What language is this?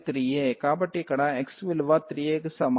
Telugu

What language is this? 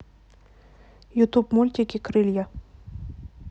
Russian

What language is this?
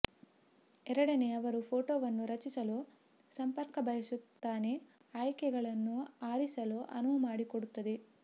Kannada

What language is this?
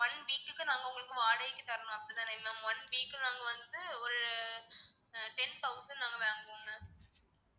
Tamil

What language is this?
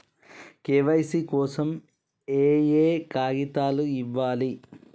Telugu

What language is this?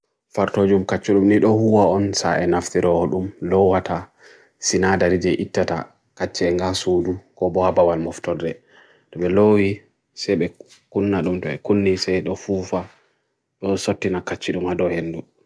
Bagirmi Fulfulde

